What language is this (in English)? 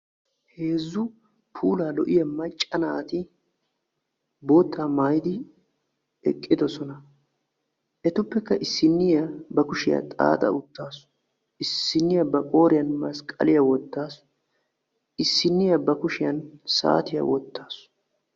Wolaytta